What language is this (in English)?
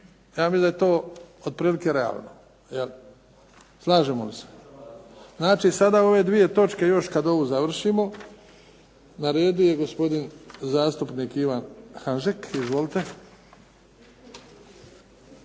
Croatian